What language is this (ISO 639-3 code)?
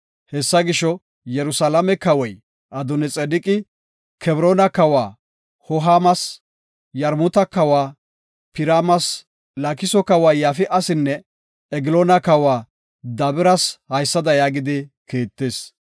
gof